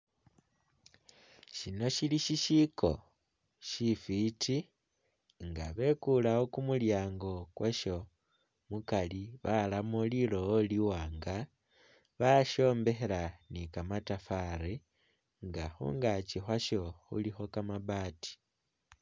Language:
Masaaba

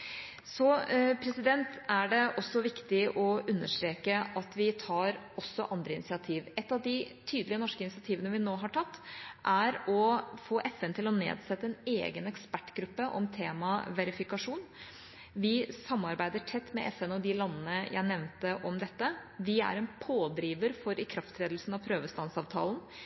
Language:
Norwegian Bokmål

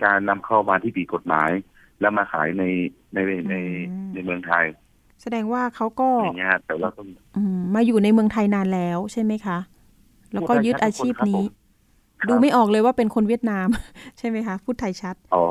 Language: Thai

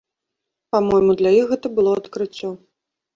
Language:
Belarusian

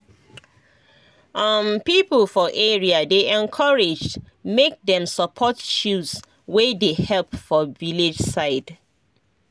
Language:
Nigerian Pidgin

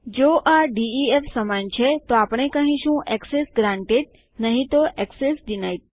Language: Gujarati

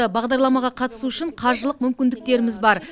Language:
Kazakh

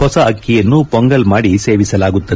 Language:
Kannada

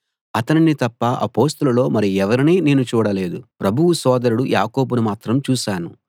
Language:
Telugu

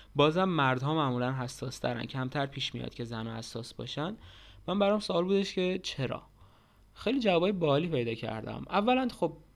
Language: Persian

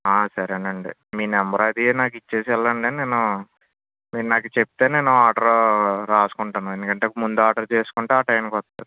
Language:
Telugu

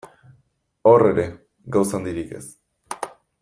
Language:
Basque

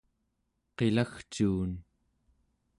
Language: Central Yupik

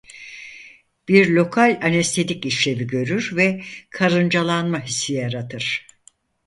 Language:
Turkish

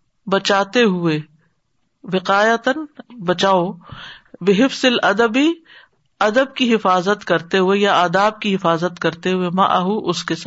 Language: Urdu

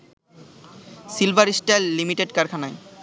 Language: Bangla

